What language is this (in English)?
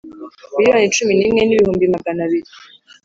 Kinyarwanda